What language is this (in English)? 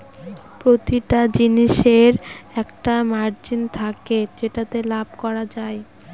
Bangla